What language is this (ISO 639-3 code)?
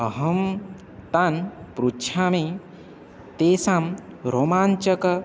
san